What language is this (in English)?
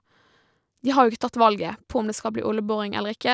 Norwegian